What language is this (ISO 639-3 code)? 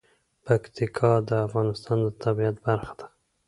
pus